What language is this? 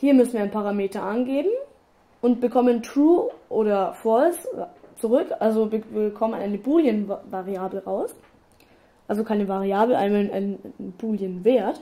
German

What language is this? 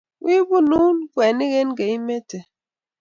Kalenjin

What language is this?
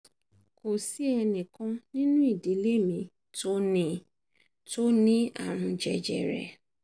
Yoruba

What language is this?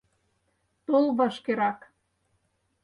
Mari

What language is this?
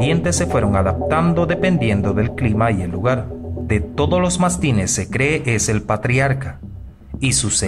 Spanish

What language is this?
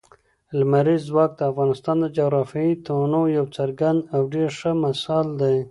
Pashto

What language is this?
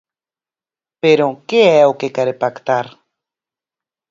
Galician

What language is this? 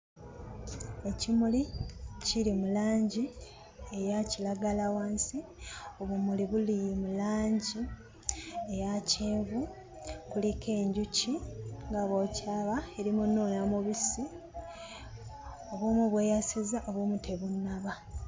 Ganda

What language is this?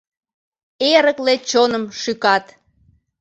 Mari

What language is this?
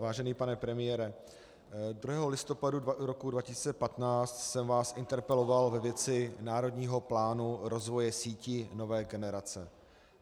Czech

